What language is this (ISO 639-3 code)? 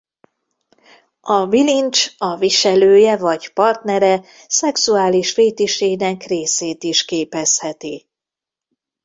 hun